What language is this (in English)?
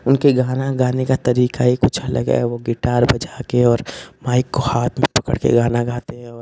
Hindi